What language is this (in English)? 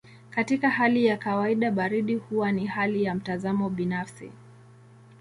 Swahili